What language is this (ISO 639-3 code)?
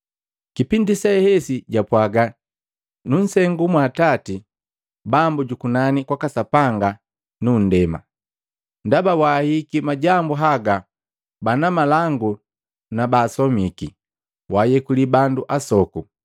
mgv